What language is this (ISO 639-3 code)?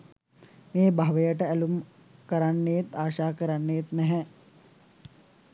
sin